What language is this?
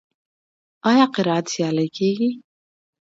Pashto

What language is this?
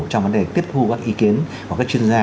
Vietnamese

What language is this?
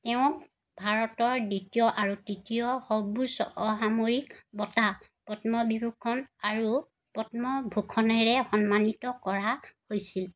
Assamese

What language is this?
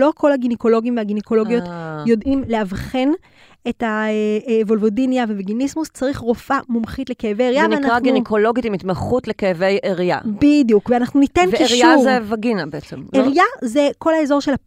Hebrew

